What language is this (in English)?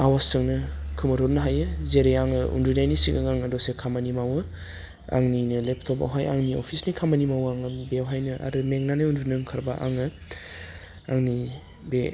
Bodo